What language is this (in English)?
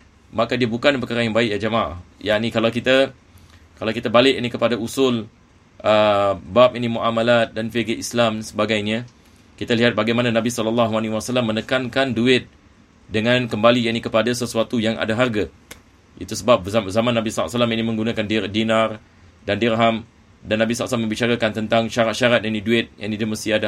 Malay